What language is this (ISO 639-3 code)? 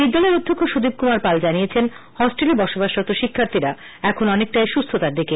ben